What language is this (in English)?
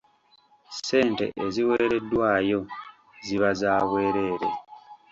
Ganda